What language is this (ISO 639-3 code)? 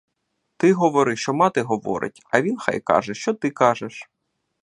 ukr